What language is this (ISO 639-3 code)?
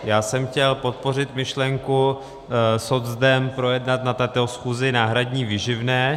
ces